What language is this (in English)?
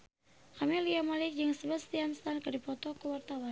Sundanese